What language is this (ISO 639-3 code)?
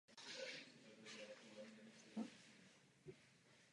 ces